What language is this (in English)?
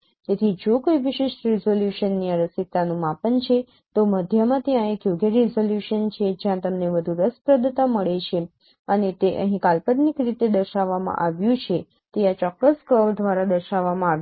Gujarati